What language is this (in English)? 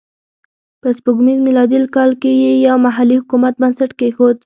Pashto